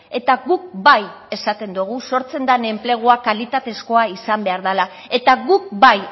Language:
Basque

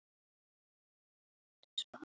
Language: Icelandic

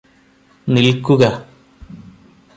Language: Malayalam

